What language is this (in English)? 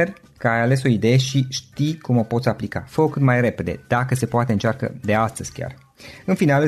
Romanian